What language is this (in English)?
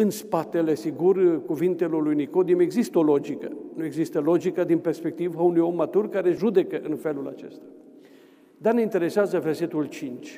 Romanian